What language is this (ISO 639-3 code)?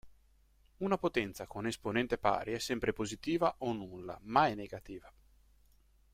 ita